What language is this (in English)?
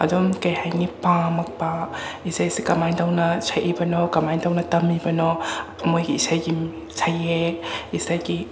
Manipuri